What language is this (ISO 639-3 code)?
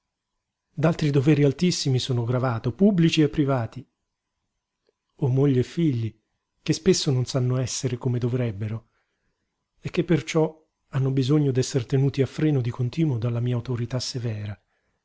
ita